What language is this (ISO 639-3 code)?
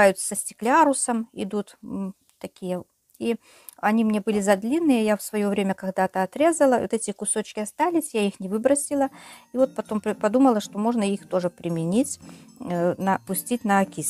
rus